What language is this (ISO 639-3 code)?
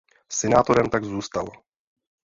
ces